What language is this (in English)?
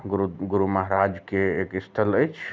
Maithili